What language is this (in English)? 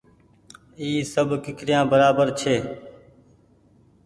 Goaria